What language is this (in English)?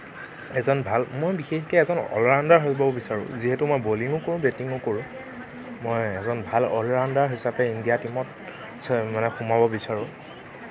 Assamese